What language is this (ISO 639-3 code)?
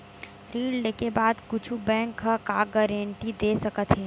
hne